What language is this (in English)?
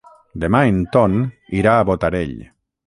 Catalan